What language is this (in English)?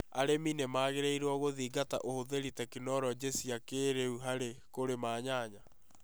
Kikuyu